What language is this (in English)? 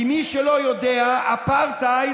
Hebrew